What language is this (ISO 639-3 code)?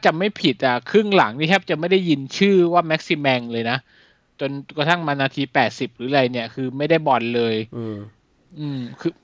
tha